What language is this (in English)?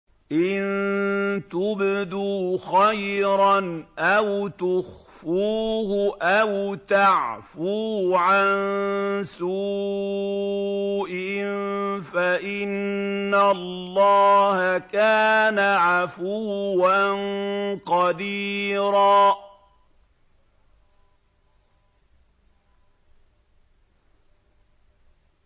Arabic